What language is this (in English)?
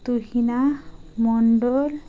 Bangla